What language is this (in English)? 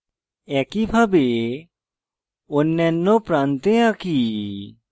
Bangla